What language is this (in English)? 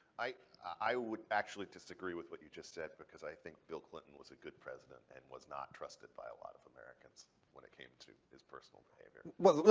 English